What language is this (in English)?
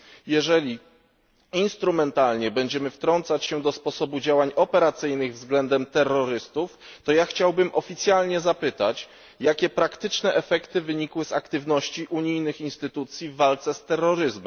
Polish